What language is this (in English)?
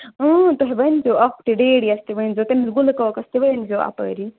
Kashmiri